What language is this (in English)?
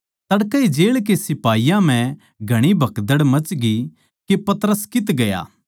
Haryanvi